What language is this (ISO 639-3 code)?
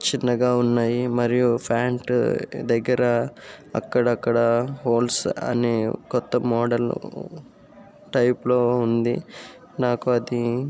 tel